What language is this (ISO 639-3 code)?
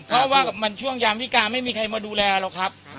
tha